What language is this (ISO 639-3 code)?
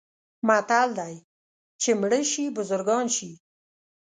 pus